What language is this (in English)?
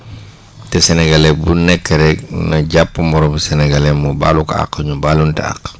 Wolof